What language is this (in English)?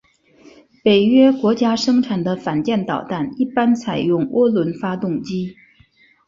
Chinese